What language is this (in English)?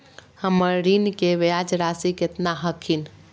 Magahi